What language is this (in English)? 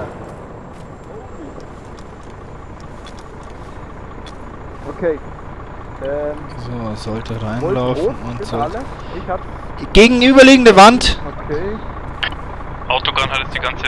German